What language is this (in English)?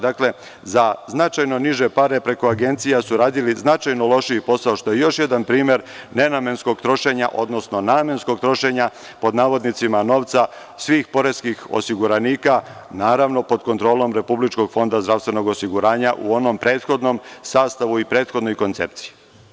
Serbian